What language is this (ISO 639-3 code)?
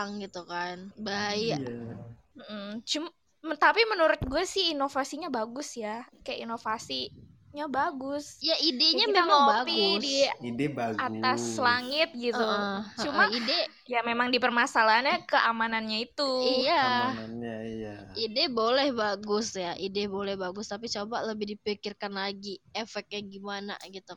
ind